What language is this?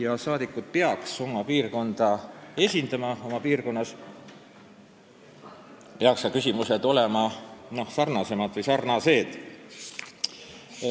Estonian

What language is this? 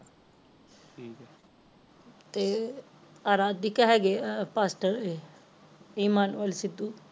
Punjabi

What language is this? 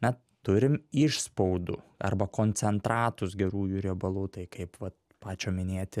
Lithuanian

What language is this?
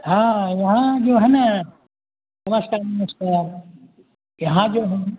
Hindi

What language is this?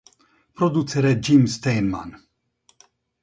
Hungarian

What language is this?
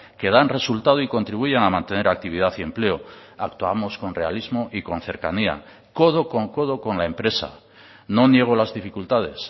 Spanish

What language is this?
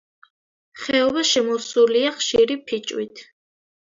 Georgian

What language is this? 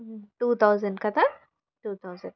Telugu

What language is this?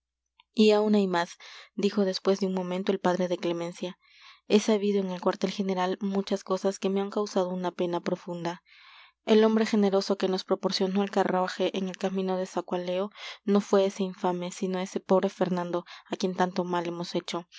Spanish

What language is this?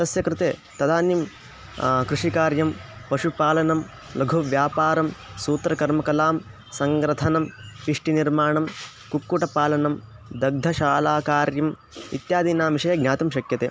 Sanskrit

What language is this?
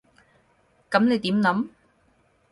Cantonese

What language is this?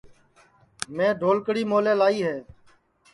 Sansi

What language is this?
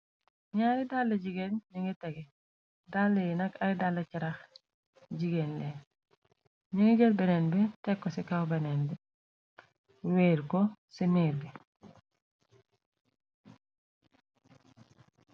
Wolof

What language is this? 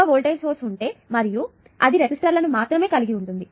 Telugu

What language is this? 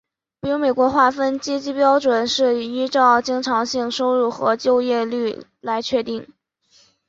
Chinese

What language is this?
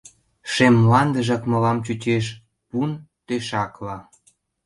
Mari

